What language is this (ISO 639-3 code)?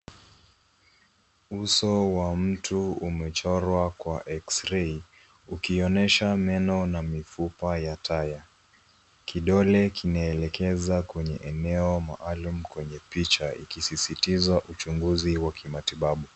swa